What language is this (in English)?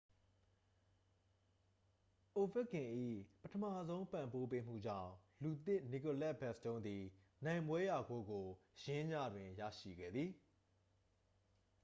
Burmese